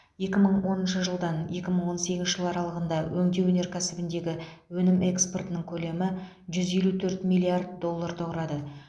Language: Kazakh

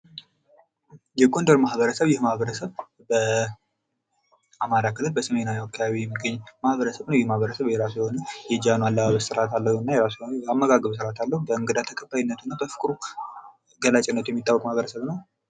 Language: Amharic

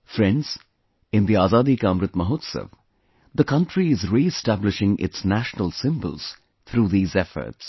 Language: English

